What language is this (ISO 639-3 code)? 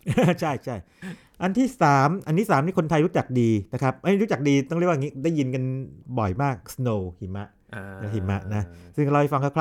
tha